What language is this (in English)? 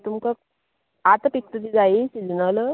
Konkani